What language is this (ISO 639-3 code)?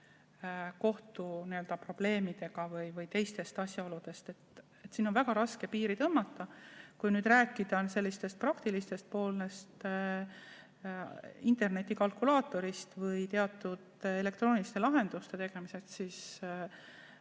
est